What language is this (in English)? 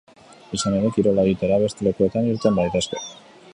Basque